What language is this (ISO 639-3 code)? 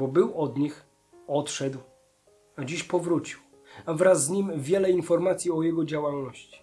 pol